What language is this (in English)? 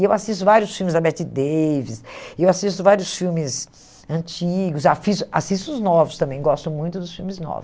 Portuguese